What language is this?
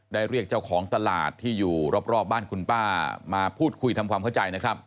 Thai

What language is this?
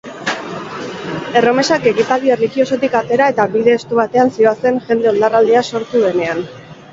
Basque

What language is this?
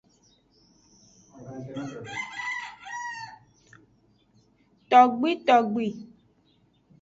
Aja (Benin)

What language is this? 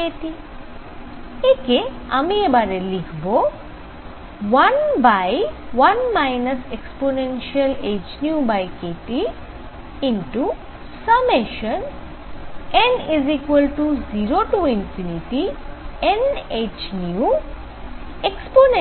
Bangla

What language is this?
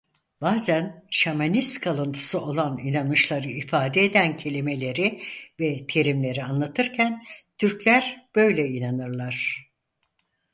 Turkish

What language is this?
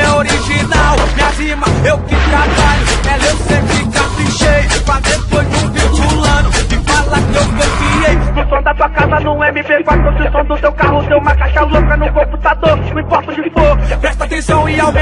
Portuguese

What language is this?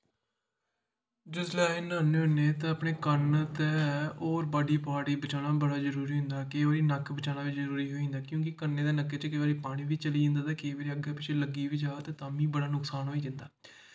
Dogri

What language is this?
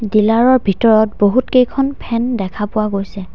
Assamese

